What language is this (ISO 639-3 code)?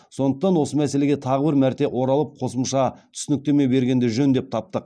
kaz